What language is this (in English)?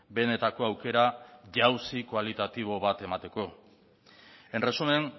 Basque